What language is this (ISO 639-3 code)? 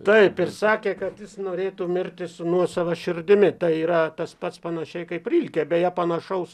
lit